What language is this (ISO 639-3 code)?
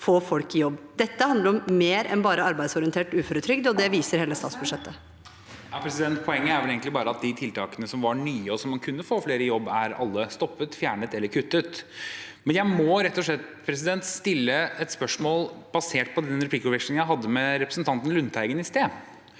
nor